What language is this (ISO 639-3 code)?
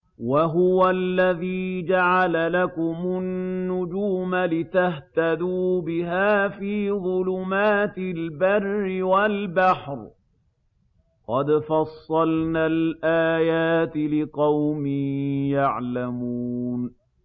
ara